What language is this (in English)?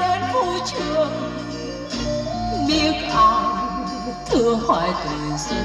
Vietnamese